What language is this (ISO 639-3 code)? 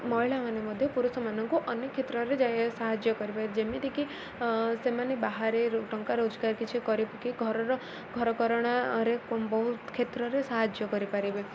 ori